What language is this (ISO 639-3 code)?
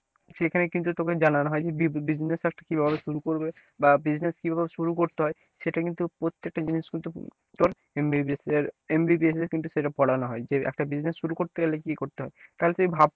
ben